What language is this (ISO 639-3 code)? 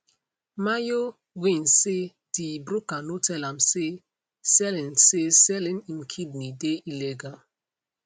pcm